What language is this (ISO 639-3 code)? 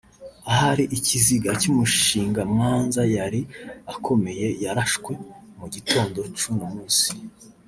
kin